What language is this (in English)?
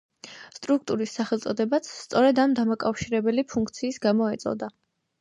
Georgian